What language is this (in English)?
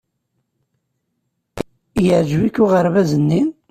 Kabyle